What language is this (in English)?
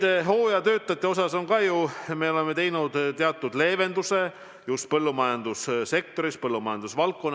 Estonian